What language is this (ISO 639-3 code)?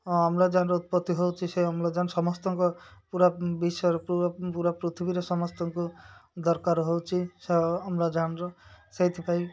ori